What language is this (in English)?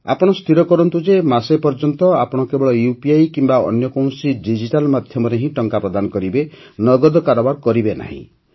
Odia